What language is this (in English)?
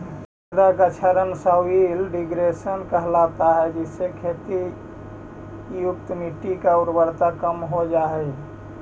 Magahi